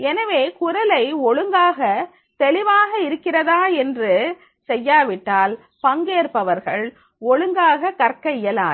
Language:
Tamil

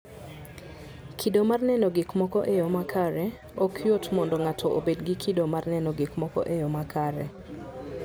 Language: Luo (Kenya and Tanzania)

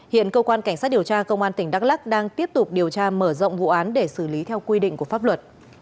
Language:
Vietnamese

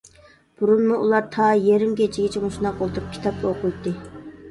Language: Uyghur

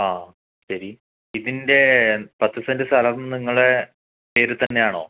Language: Malayalam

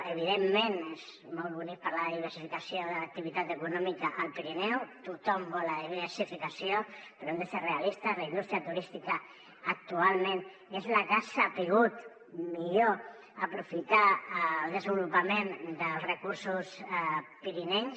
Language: Catalan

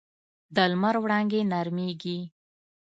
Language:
Pashto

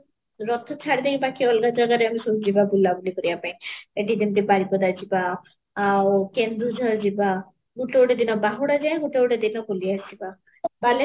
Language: Odia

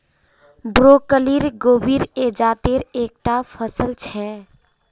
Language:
Magahi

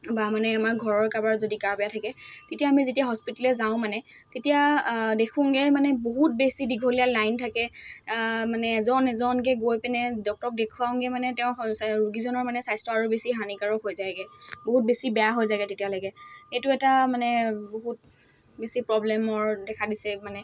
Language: Assamese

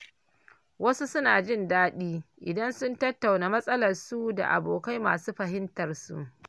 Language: Hausa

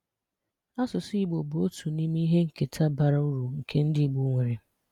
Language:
Igbo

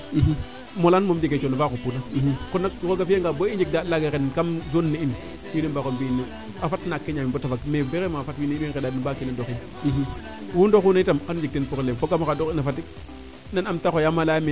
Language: Serer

